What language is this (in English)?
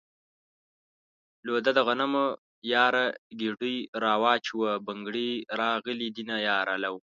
Pashto